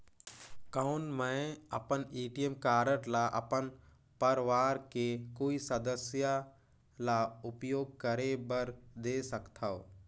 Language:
Chhattisgarhi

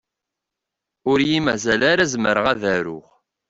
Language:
Kabyle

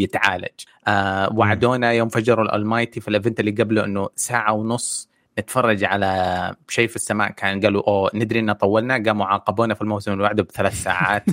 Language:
Arabic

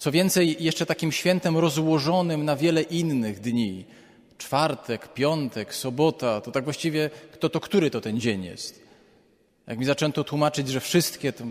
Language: Polish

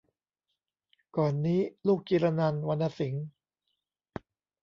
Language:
Thai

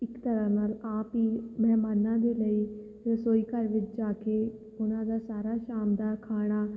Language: Punjabi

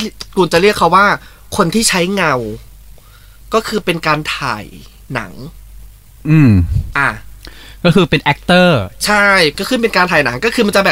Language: Thai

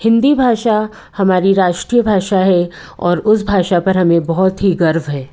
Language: Hindi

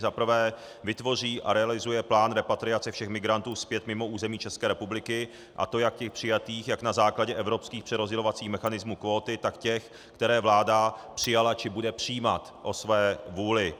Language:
Czech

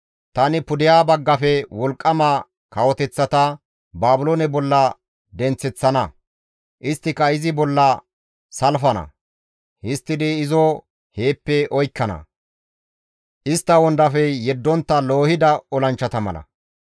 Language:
Gamo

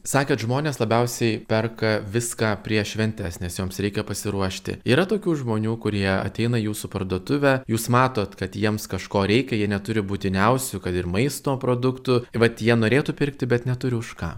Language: Lithuanian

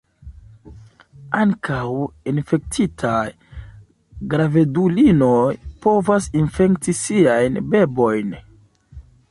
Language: Esperanto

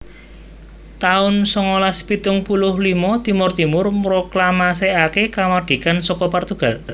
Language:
Javanese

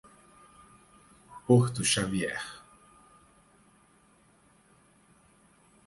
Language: Portuguese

